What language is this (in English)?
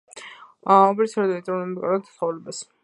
Georgian